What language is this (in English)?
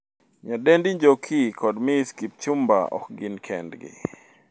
Luo (Kenya and Tanzania)